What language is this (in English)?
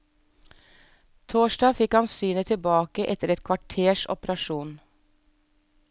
Norwegian